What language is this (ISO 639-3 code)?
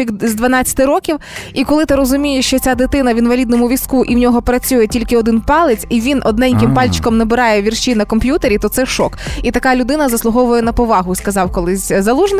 ukr